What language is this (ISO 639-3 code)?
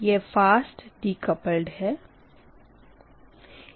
hin